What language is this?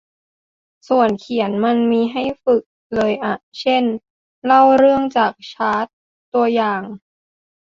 Thai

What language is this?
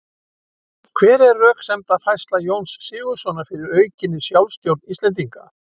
Icelandic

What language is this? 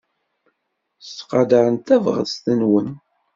Kabyle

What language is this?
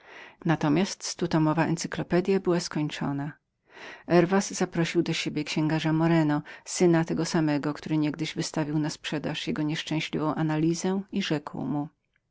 Polish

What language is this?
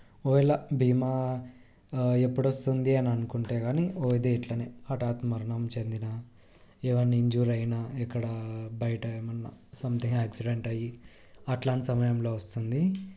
Telugu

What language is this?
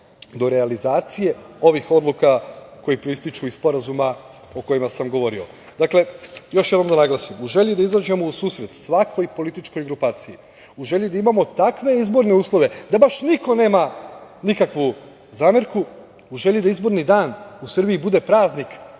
Serbian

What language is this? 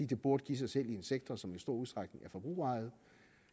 Danish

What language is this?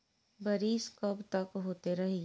Bhojpuri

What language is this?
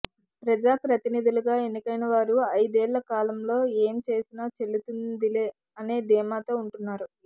Telugu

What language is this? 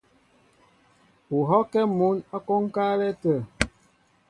Mbo (Cameroon)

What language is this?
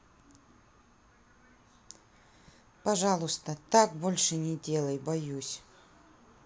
Russian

